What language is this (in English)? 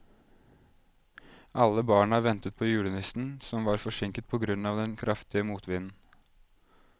Norwegian